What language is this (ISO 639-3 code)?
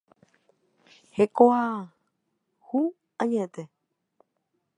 grn